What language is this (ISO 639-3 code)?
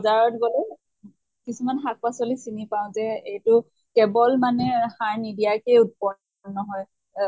asm